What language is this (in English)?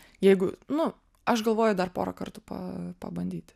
Lithuanian